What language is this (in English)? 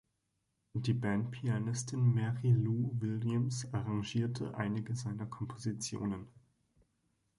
German